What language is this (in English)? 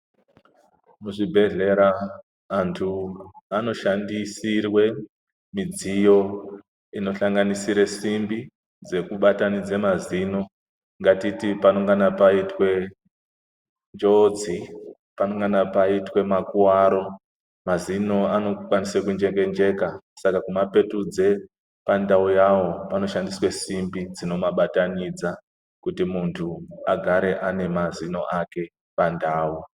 Ndau